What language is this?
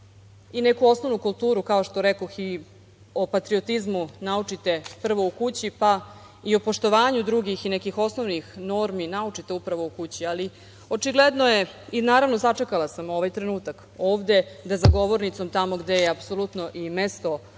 Serbian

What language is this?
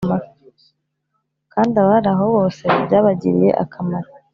Kinyarwanda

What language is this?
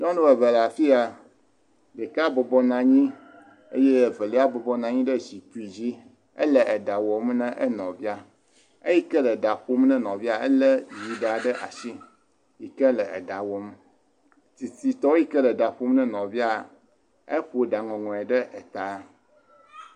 Ewe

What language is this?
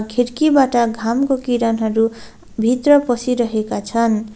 Nepali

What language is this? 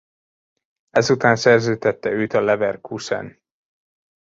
Hungarian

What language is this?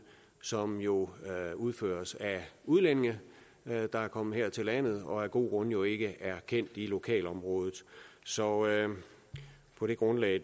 Danish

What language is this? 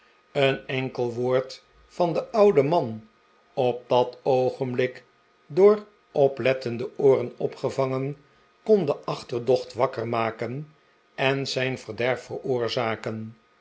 Dutch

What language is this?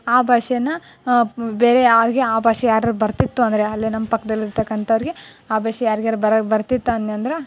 Kannada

